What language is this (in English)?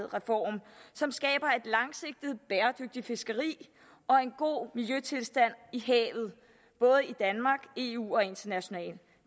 Danish